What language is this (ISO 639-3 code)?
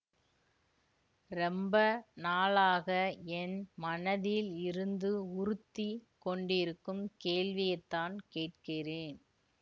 tam